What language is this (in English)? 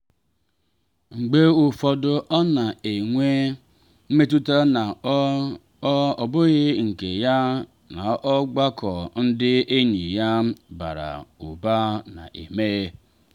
Igbo